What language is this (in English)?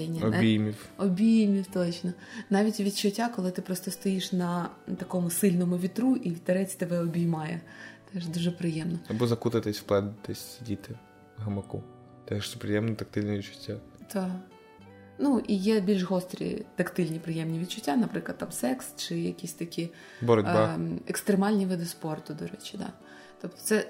Ukrainian